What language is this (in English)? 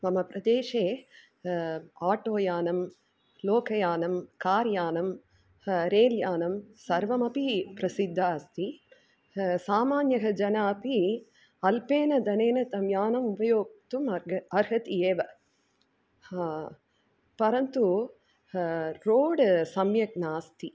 Sanskrit